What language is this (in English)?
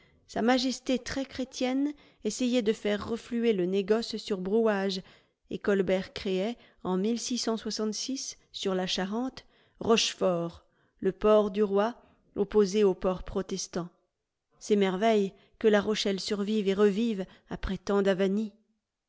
French